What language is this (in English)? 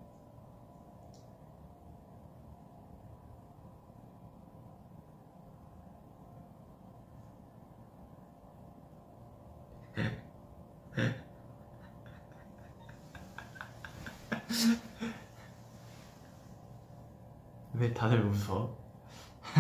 Korean